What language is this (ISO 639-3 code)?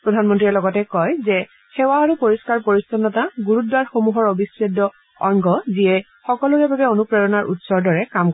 asm